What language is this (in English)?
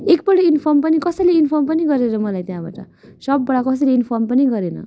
Nepali